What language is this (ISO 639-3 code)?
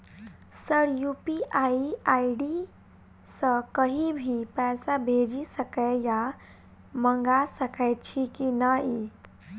mai